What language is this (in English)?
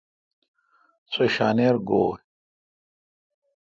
Kalkoti